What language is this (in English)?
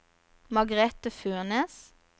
Norwegian